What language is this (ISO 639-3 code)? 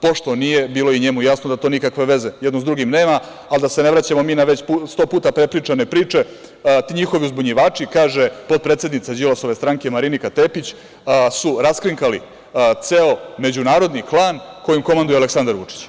srp